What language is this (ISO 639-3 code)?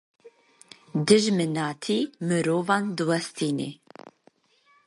kur